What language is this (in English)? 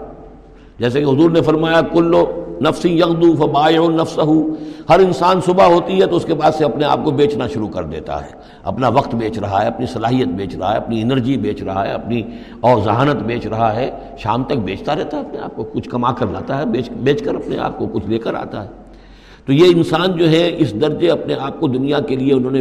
Urdu